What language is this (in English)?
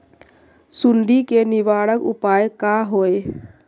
Magahi